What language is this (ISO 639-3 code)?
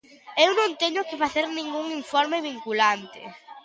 glg